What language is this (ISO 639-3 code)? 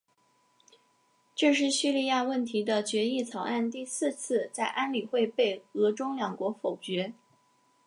zho